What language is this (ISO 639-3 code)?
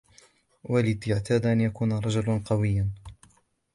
ara